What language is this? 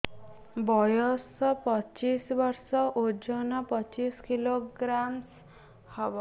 Odia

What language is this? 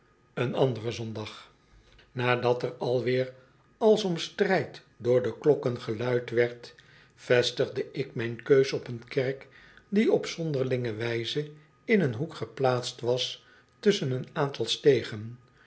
Dutch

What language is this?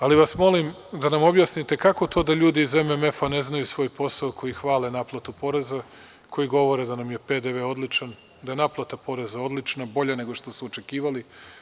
Serbian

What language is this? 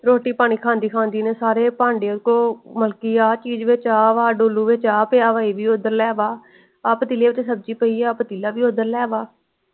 Punjabi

